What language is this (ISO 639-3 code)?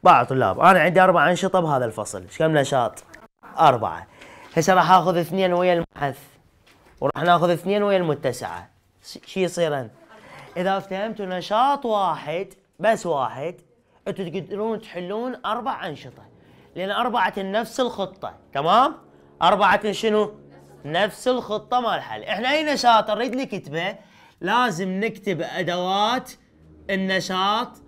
ara